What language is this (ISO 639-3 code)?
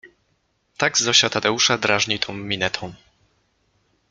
pol